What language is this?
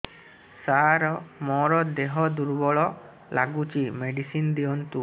Odia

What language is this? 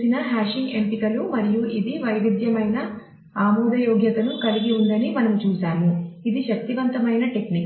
Telugu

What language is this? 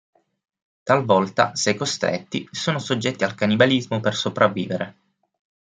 Italian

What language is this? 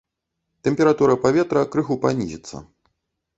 Belarusian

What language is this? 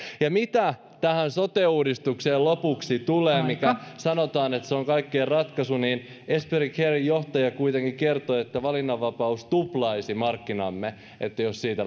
Finnish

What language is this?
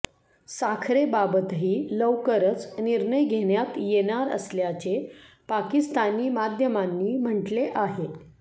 Marathi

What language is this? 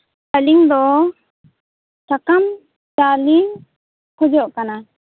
Santali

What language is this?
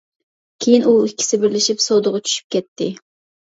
Uyghur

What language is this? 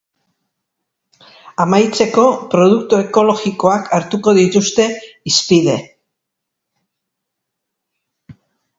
Basque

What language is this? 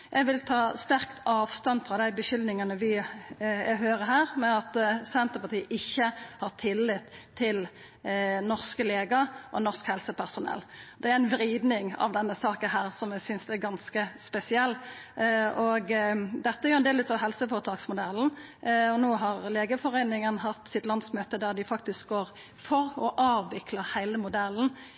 Norwegian Nynorsk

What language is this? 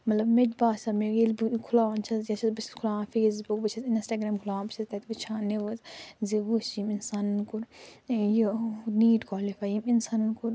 Kashmiri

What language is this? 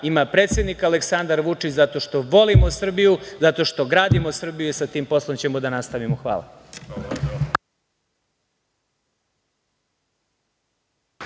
Serbian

